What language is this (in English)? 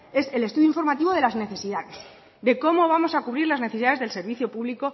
Spanish